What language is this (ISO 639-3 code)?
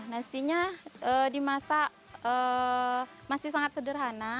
ind